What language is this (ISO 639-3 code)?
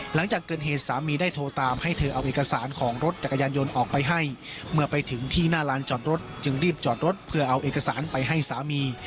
tha